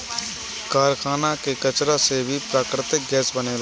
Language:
Bhojpuri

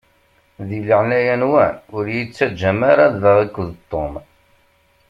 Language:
Kabyle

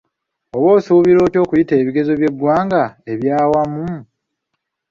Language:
Ganda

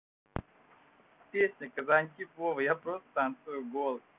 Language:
Russian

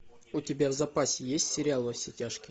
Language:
Russian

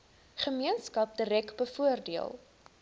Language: Afrikaans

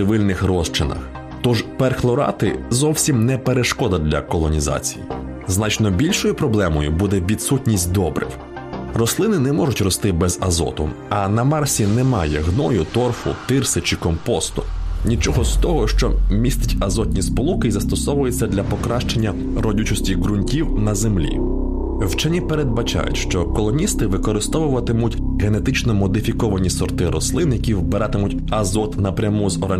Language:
Ukrainian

